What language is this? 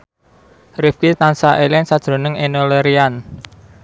Javanese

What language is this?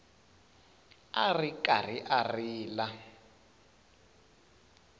Tsonga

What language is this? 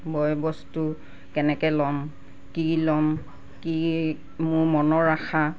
Assamese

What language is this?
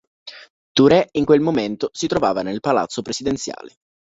Italian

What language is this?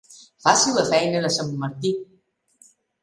Catalan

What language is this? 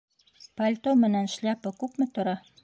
Bashkir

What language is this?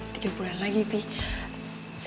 Indonesian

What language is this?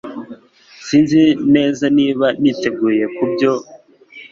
Kinyarwanda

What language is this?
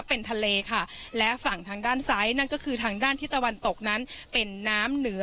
Thai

